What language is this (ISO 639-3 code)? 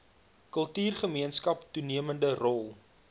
afr